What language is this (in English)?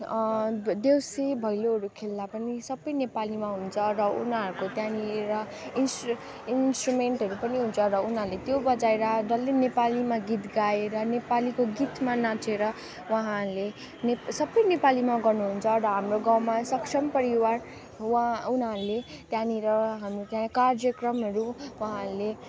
Nepali